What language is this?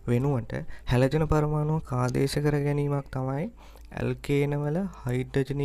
Indonesian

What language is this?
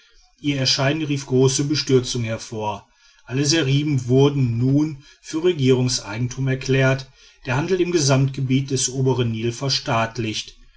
German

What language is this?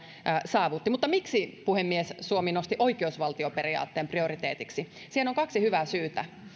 Finnish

